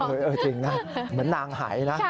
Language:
Thai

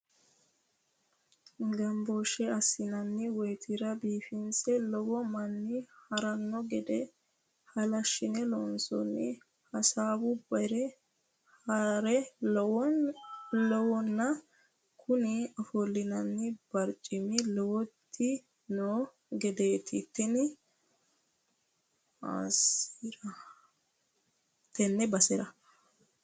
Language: Sidamo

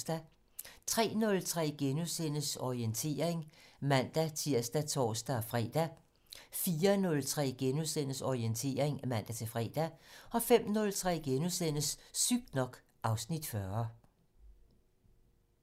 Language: Danish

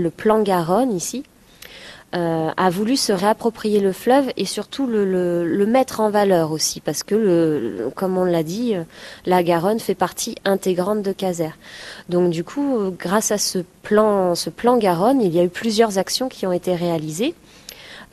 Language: French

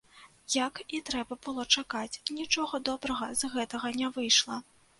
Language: Belarusian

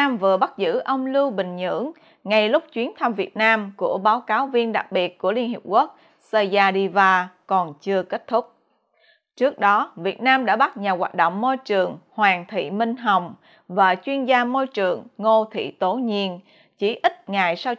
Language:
Vietnamese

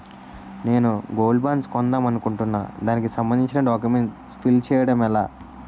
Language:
Telugu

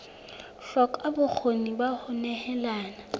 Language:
Southern Sotho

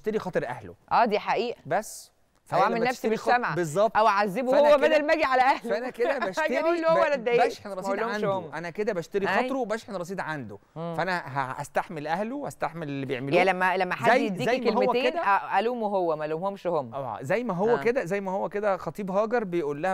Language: Arabic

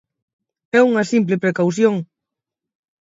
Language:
Galician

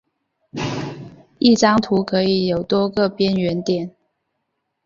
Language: Chinese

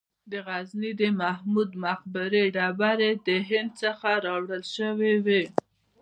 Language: Pashto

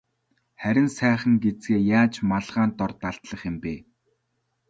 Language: Mongolian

